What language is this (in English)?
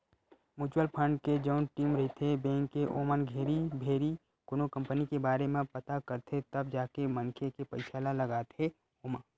Chhattisgarhi